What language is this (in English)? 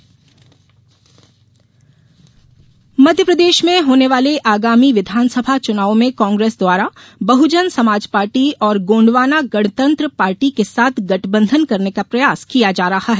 Hindi